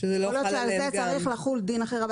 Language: Hebrew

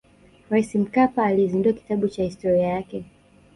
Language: Swahili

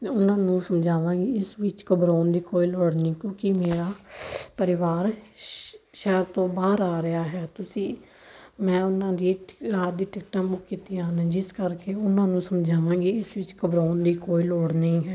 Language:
Punjabi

